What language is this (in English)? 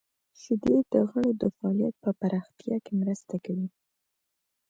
Pashto